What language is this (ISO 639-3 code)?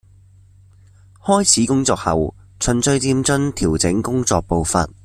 yue